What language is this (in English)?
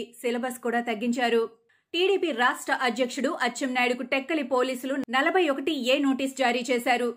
Telugu